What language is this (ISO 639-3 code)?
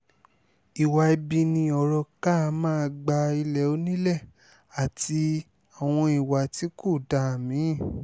yor